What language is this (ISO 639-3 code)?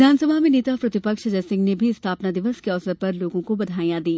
hin